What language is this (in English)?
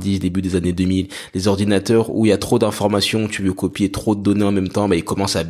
French